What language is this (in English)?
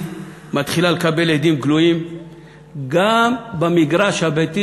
Hebrew